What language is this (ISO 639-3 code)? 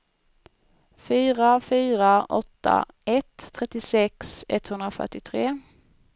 swe